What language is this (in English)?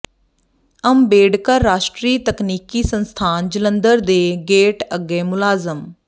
Punjabi